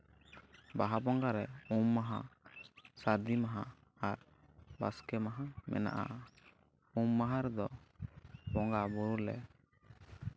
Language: Santali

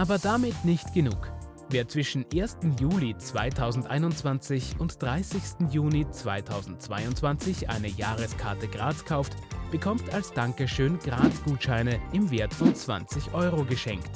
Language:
German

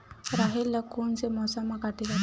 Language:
Chhattisgarhi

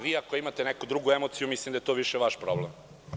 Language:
Serbian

